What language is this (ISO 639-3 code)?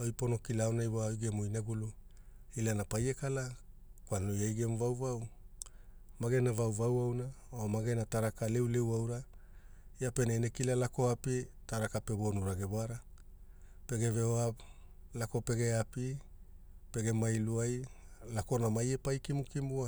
hul